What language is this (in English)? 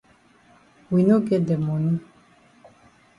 Cameroon Pidgin